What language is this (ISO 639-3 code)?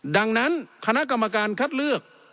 tha